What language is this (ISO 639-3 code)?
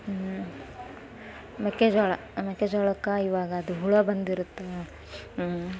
kan